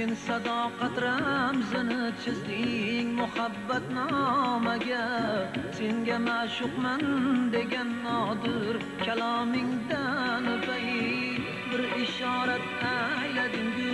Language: Turkish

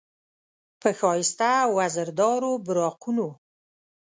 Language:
Pashto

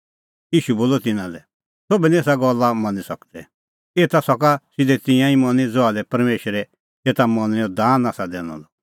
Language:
Kullu Pahari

